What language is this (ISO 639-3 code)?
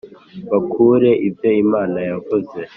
kin